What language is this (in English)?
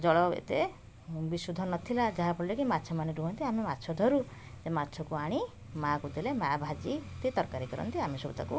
Odia